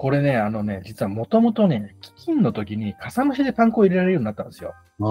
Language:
Japanese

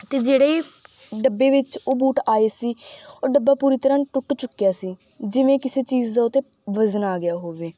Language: Punjabi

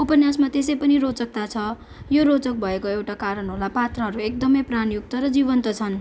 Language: Nepali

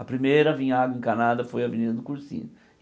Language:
Portuguese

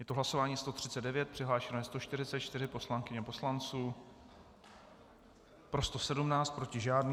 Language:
Czech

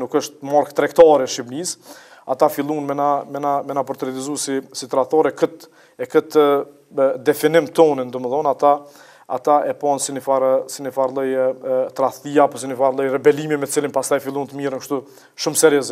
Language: Italian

